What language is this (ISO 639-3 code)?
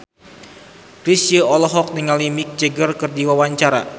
sun